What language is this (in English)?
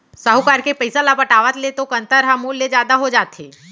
Chhattisgarhi